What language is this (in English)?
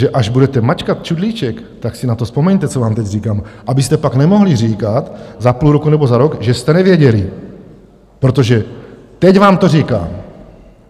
Czech